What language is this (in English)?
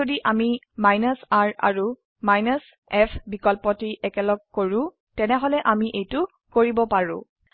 Assamese